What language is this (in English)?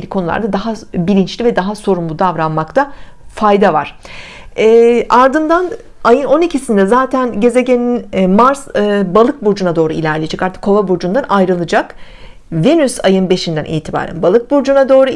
Turkish